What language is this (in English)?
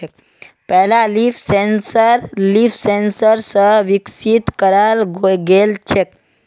Magahi